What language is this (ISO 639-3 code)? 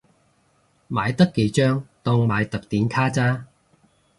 yue